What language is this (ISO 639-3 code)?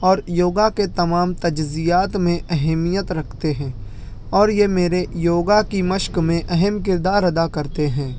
urd